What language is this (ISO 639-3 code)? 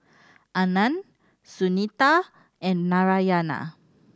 eng